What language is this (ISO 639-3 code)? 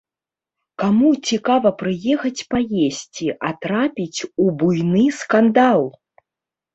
bel